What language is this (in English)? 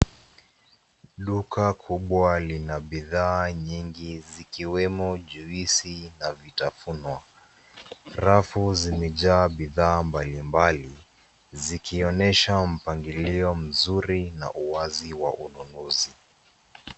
Swahili